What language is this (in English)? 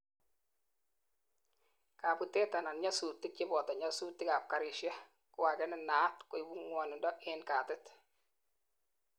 Kalenjin